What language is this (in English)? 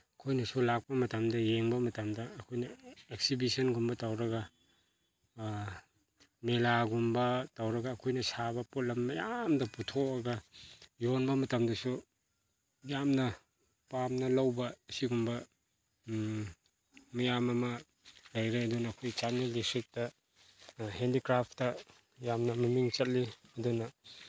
Manipuri